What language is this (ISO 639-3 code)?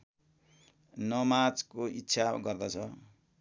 nep